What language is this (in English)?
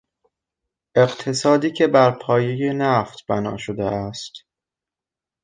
Persian